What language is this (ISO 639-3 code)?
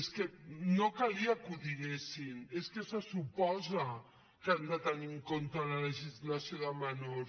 cat